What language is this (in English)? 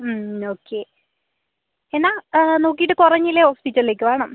Malayalam